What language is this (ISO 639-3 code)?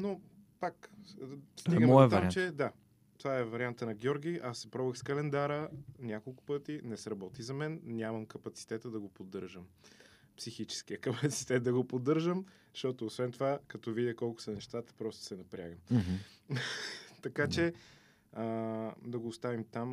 bul